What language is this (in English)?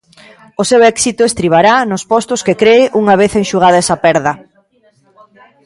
Galician